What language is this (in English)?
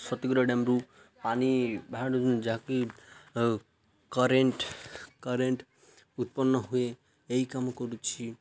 Odia